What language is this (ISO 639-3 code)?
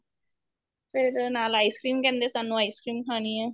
pan